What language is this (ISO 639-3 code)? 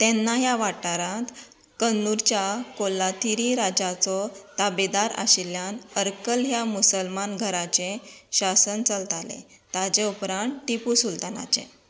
kok